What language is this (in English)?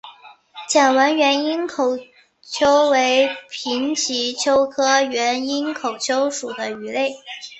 Chinese